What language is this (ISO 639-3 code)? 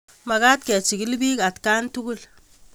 kln